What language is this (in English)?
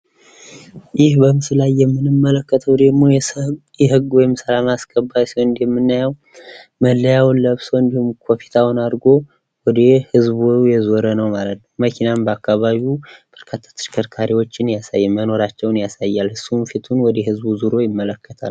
Amharic